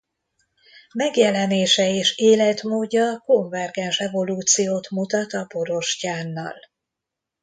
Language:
Hungarian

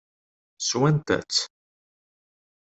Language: Kabyle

